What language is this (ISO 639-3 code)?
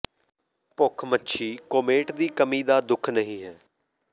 pan